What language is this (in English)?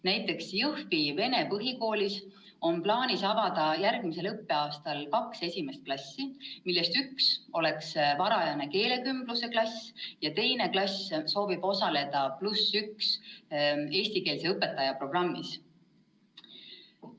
Estonian